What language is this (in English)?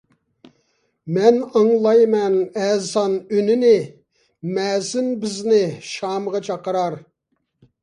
Uyghur